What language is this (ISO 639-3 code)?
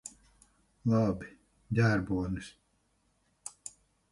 lav